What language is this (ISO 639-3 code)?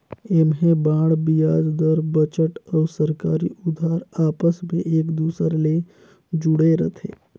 hne